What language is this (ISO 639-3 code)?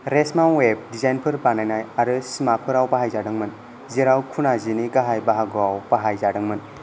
brx